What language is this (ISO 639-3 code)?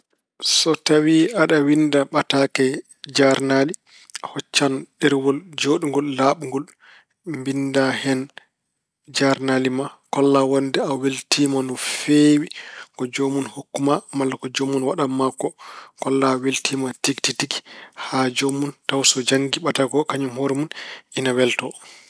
ful